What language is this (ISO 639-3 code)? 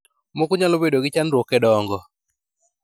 luo